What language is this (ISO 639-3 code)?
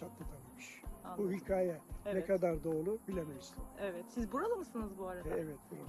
tur